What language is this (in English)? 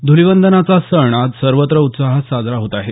Marathi